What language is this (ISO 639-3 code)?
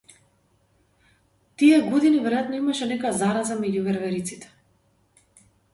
mkd